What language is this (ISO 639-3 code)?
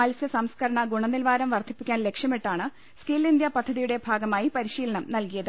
mal